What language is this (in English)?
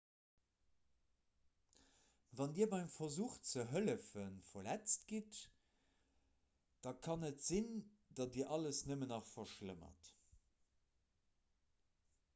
Luxembourgish